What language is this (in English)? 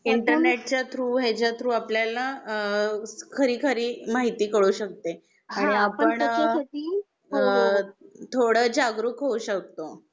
Marathi